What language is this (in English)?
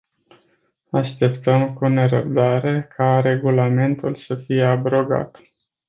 Romanian